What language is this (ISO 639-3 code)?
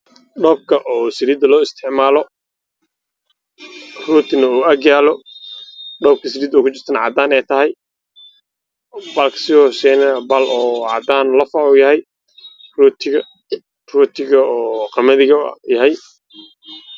som